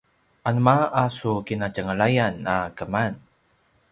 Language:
Paiwan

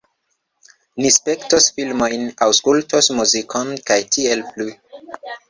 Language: Esperanto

